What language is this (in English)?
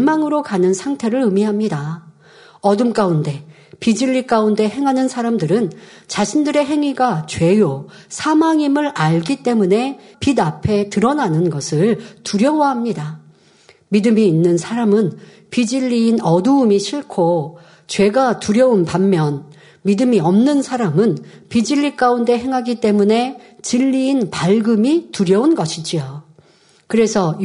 Korean